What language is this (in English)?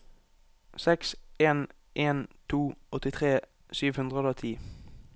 Norwegian